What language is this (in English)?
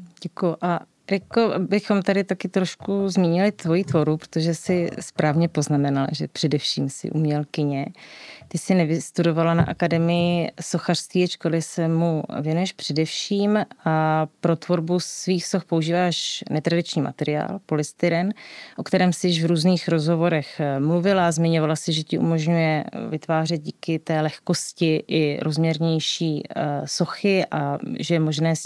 Czech